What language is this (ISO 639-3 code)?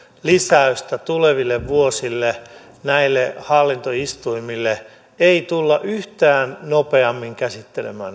fin